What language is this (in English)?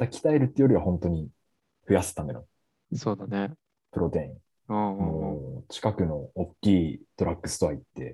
Japanese